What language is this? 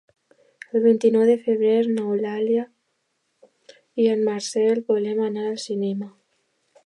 Catalan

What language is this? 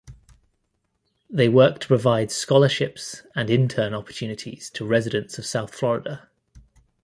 English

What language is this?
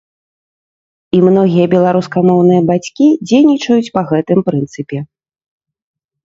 Belarusian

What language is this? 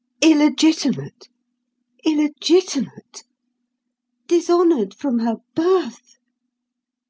English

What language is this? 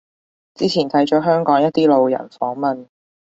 Cantonese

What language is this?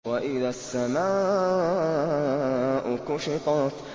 Arabic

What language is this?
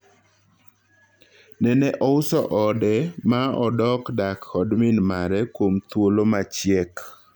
Luo (Kenya and Tanzania)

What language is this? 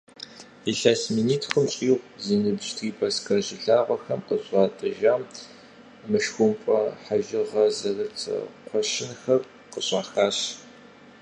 Kabardian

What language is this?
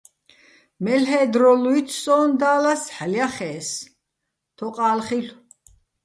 Bats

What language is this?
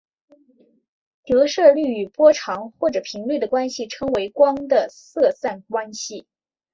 Chinese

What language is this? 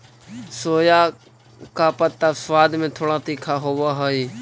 Magahi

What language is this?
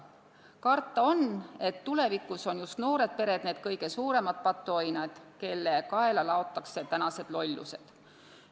Estonian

